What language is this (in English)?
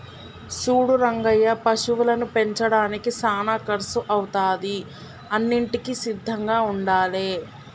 Telugu